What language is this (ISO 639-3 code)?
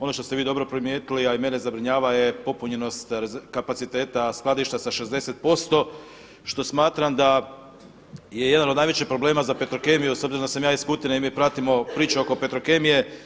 hrv